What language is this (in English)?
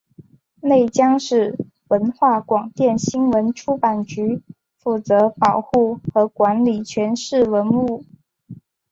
Chinese